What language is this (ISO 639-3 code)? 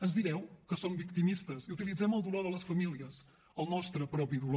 cat